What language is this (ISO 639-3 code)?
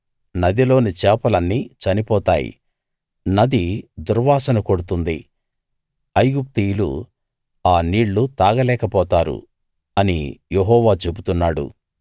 tel